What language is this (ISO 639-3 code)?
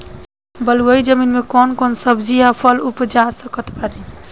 bho